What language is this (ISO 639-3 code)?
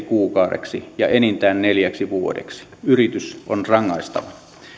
fin